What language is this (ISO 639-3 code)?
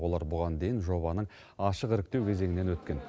kaz